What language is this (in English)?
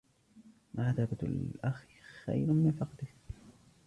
Arabic